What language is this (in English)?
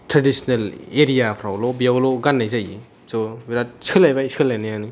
Bodo